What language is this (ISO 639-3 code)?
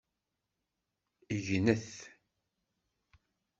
kab